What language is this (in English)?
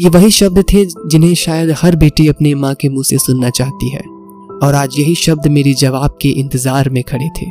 Hindi